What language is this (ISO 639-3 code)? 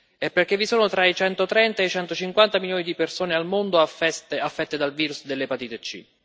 ita